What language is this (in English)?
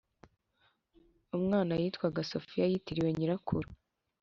Kinyarwanda